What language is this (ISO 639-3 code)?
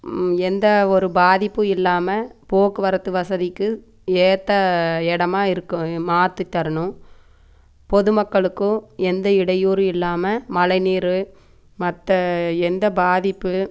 tam